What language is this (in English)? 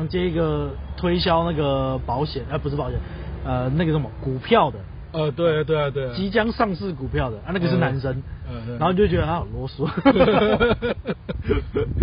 Chinese